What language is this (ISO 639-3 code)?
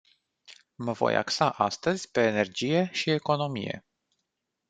ron